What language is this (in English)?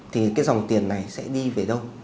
Vietnamese